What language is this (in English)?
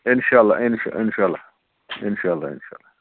Kashmiri